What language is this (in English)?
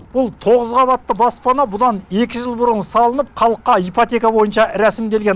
Kazakh